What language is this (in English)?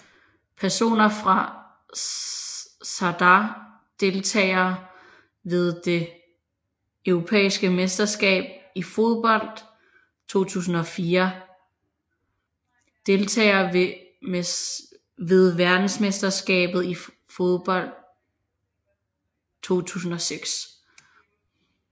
Danish